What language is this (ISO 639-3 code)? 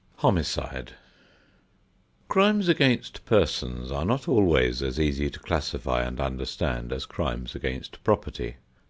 eng